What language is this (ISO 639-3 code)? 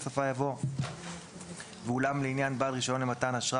heb